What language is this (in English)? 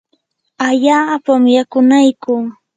Yanahuanca Pasco Quechua